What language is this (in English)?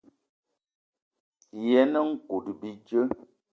Eton (Cameroon)